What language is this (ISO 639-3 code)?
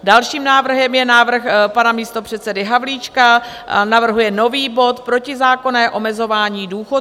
ces